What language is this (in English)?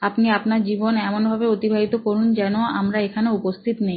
Bangla